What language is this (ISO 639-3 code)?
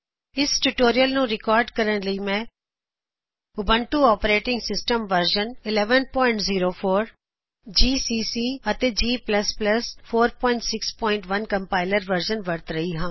pan